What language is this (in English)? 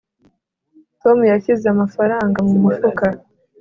Kinyarwanda